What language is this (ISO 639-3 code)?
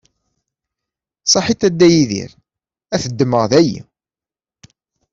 kab